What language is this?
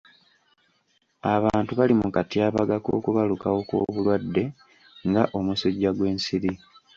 Ganda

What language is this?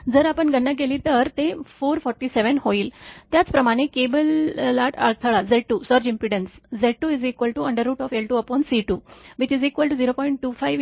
Marathi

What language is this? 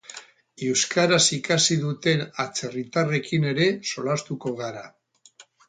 Basque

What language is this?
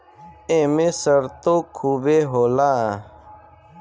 Bhojpuri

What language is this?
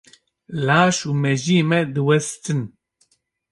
Kurdish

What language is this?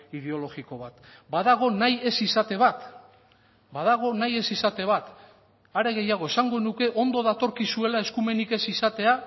Basque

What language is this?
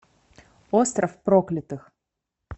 Russian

